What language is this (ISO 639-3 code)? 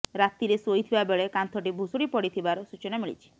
ori